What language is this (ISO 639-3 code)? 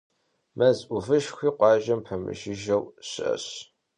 kbd